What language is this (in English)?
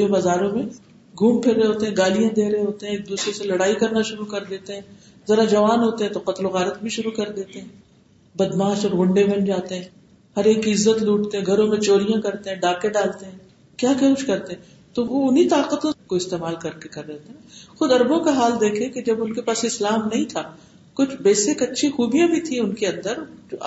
Urdu